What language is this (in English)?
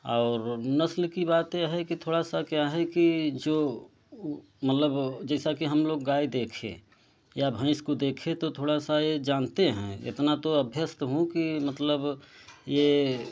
Hindi